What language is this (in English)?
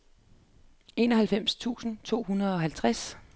Danish